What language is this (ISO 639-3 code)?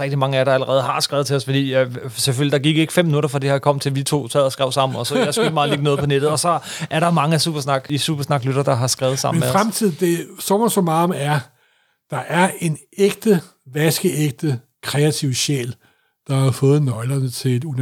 dan